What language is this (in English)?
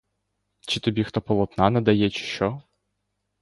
Ukrainian